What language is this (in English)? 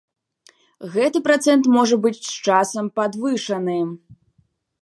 Belarusian